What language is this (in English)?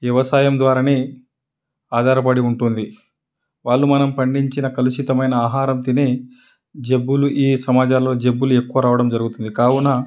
Telugu